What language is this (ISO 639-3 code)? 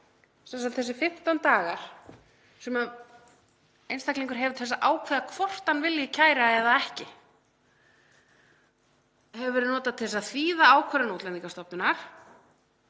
isl